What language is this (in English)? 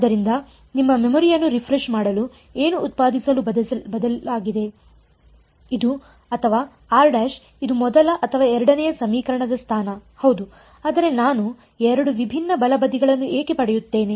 Kannada